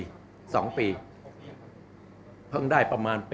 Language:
Thai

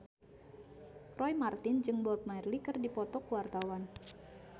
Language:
Sundanese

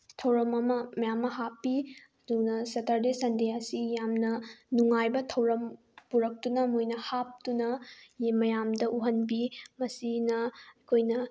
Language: Manipuri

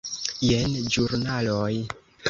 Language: Esperanto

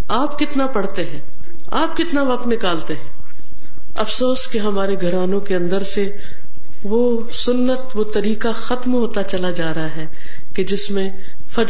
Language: Urdu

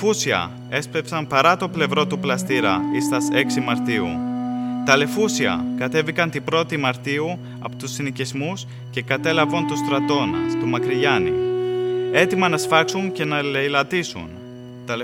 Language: Greek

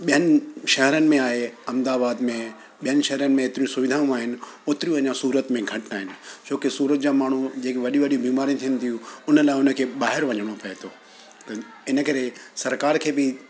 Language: Sindhi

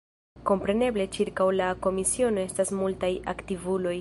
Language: Esperanto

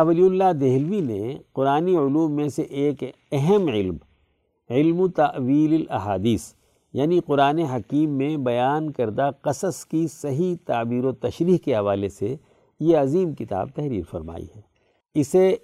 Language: Urdu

